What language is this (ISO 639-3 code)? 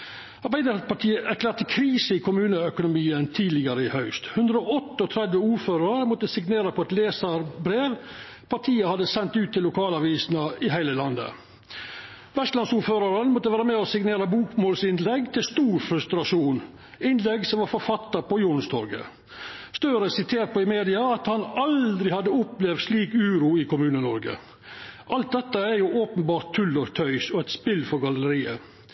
nno